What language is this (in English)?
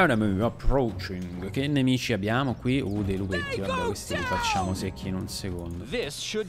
Italian